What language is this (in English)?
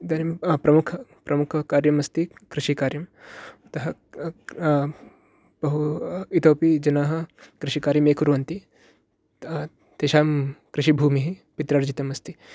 Sanskrit